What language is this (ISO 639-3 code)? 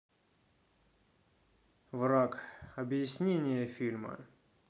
rus